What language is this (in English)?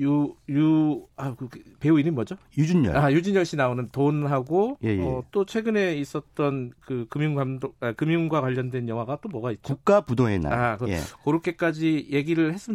Korean